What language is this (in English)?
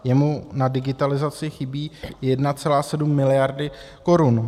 Czech